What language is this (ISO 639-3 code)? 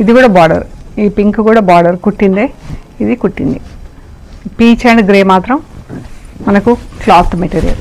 tel